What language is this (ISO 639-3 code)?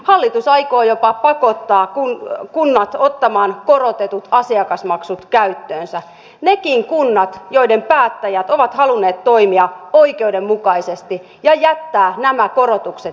fin